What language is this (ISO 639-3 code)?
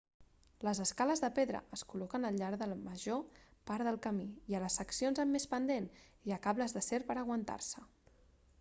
cat